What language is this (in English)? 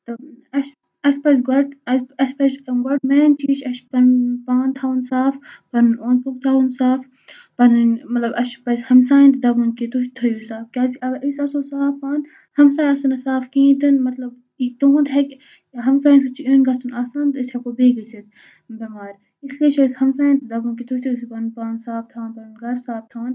Kashmiri